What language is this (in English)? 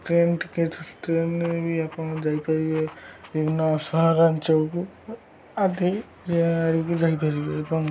Odia